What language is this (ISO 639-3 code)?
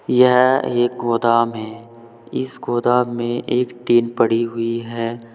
hin